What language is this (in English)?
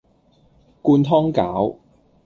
Cantonese